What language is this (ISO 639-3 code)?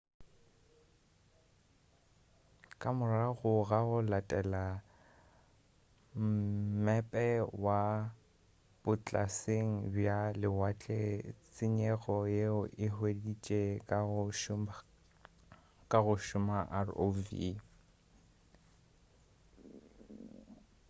nso